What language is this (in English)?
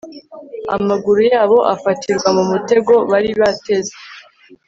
Kinyarwanda